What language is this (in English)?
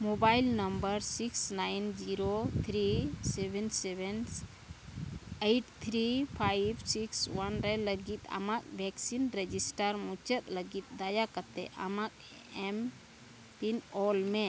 Santali